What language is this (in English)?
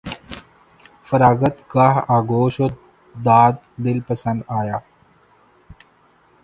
Urdu